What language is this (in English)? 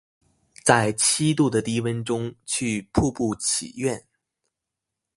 Chinese